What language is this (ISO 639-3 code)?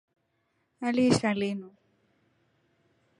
rof